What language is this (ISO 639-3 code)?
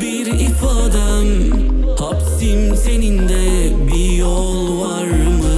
tur